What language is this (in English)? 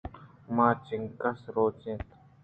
Eastern Balochi